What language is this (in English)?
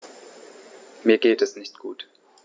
German